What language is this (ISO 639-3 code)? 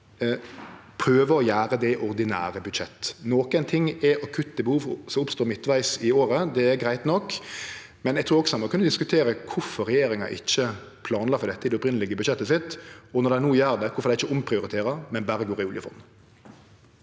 nor